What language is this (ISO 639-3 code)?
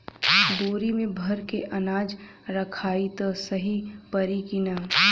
bho